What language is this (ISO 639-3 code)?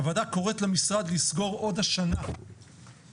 heb